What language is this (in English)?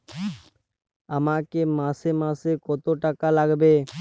Bangla